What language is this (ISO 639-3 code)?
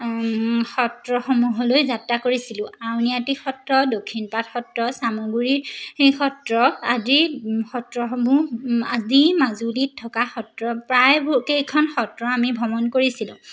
asm